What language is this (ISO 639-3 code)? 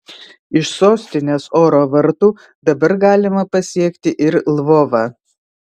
lit